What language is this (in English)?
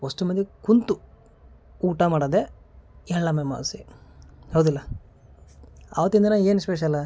Kannada